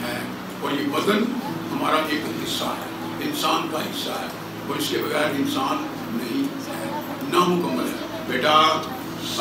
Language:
Hindi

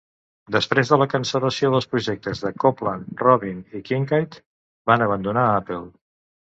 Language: Catalan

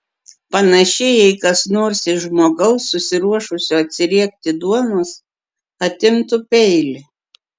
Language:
Lithuanian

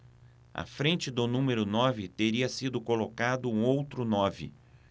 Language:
Portuguese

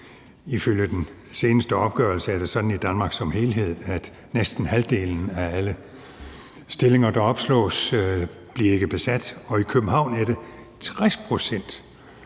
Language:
Danish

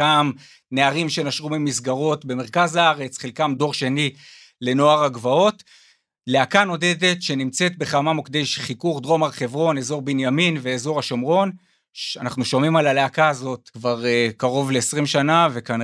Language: Hebrew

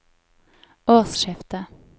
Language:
Norwegian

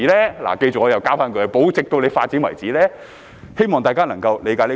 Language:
Cantonese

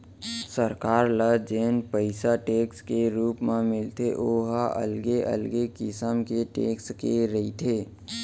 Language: Chhattisgarhi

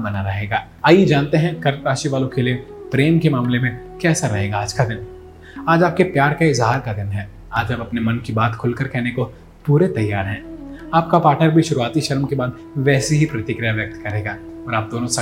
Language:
Hindi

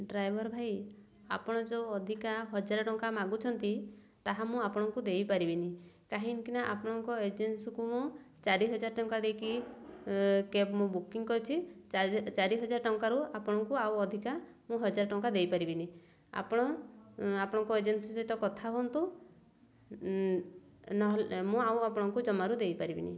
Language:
Odia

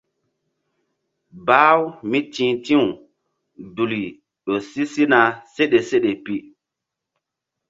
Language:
Mbum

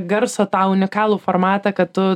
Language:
Lithuanian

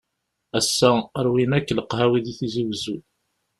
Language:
Kabyle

